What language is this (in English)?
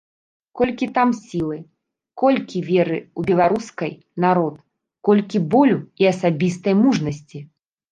Belarusian